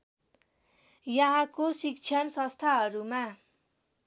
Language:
Nepali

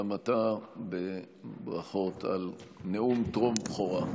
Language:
Hebrew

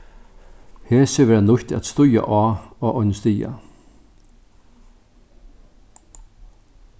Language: Faroese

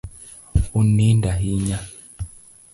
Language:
Luo (Kenya and Tanzania)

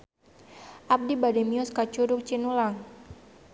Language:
Sundanese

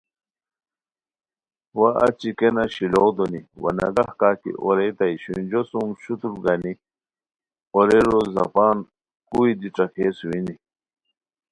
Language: Khowar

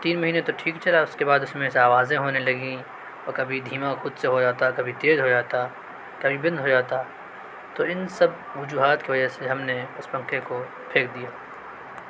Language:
Urdu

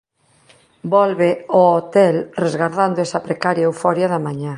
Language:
Galician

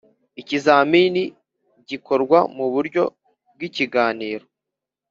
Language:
Kinyarwanda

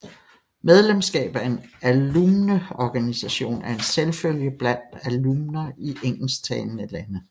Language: Danish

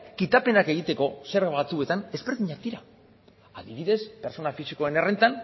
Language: Basque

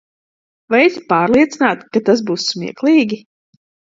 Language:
Latvian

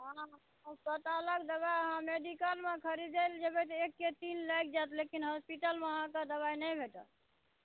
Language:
Maithili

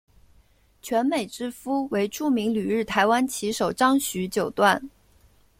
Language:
Chinese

